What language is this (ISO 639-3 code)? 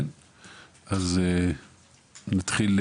heb